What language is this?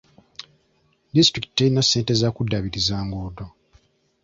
Ganda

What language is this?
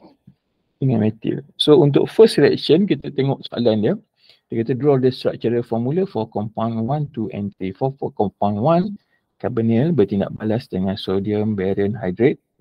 Malay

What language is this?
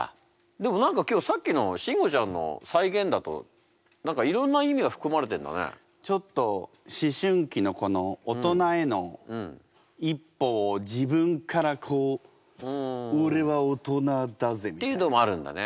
Japanese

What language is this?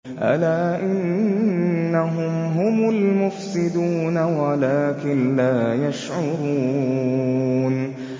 Arabic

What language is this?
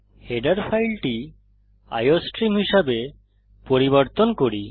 Bangla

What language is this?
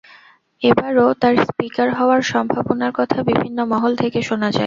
Bangla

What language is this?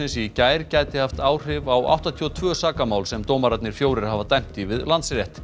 Icelandic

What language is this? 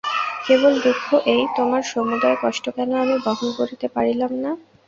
Bangla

